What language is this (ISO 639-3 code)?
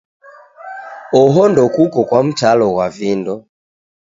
dav